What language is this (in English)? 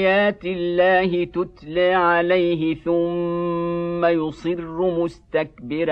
Arabic